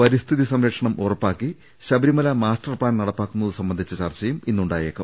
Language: Malayalam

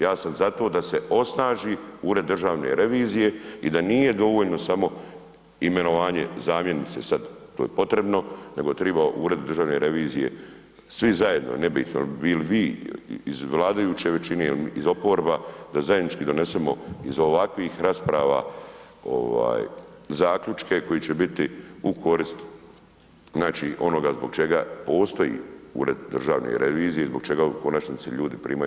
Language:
Croatian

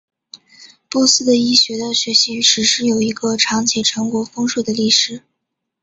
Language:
Chinese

